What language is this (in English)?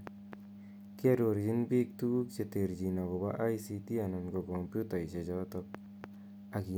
Kalenjin